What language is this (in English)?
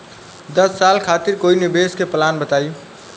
Bhojpuri